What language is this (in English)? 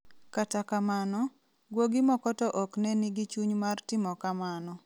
Luo (Kenya and Tanzania)